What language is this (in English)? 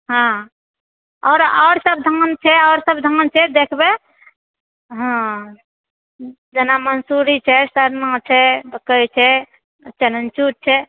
Maithili